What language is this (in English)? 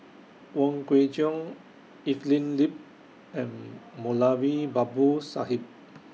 English